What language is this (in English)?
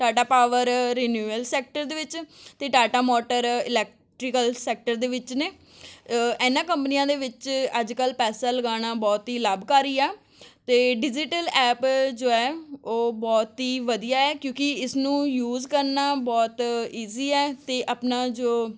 Punjabi